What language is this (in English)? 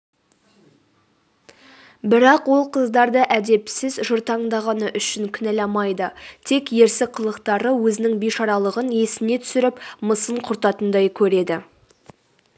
Kazakh